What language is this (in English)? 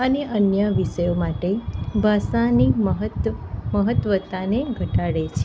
Gujarati